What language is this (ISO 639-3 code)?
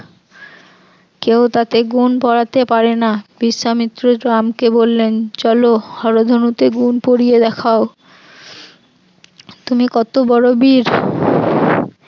ben